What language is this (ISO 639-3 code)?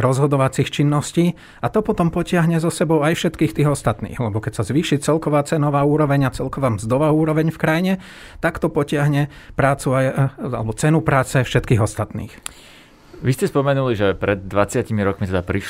slk